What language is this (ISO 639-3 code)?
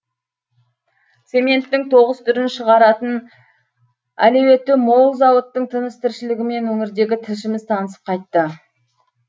kaz